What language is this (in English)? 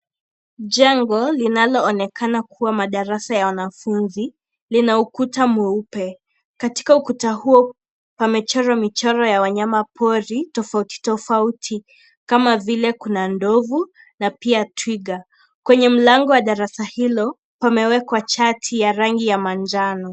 Swahili